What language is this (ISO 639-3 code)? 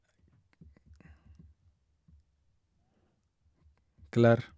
nor